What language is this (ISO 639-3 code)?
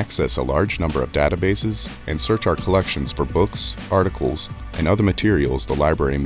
eng